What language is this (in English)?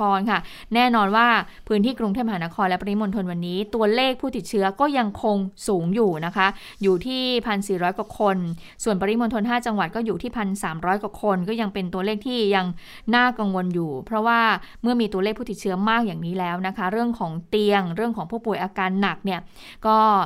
Thai